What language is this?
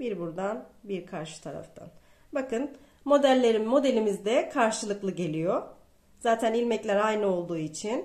Turkish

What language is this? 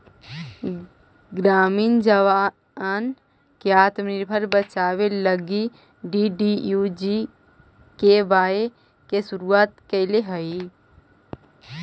Magahi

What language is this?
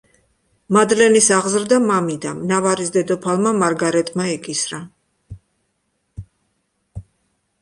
Georgian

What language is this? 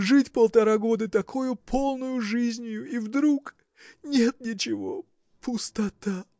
Russian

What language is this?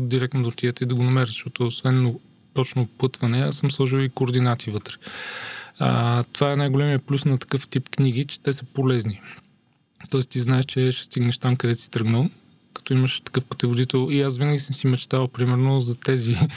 Bulgarian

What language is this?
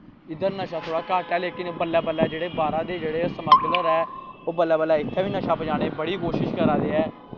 Dogri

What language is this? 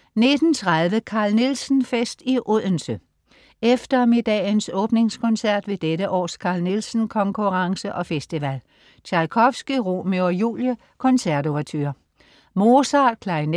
Danish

